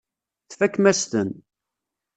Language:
Kabyle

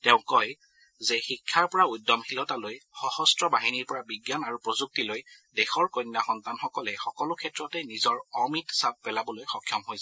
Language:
Assamese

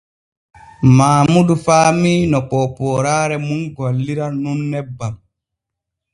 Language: Borgu Fulfulde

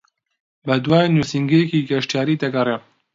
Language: Central Kurdish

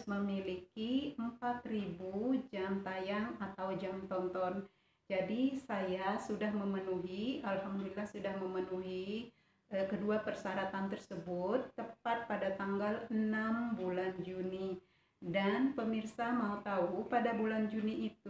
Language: Indonesian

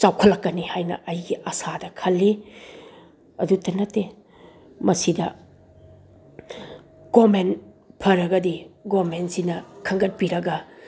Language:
Manipuri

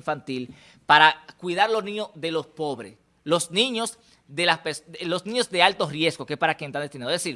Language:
Spanish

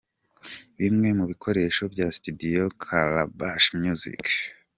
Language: Kinyarwanda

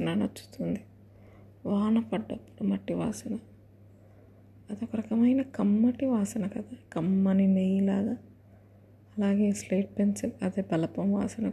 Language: Telugu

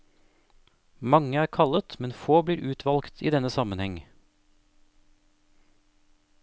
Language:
Norwegian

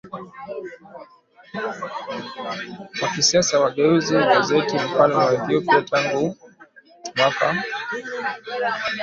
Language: Swahili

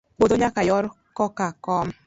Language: Luo (Kenya and Tanzania)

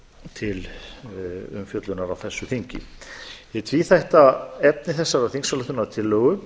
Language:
Icelandic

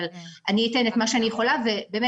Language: Hebrew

